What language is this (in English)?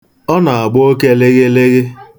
Igbo